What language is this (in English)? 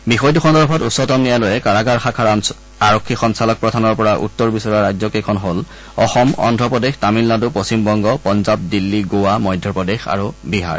Assamese